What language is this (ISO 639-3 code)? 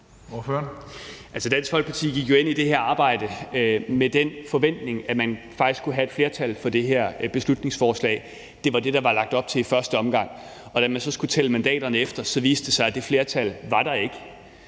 dan